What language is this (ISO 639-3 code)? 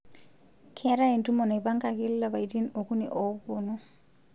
mas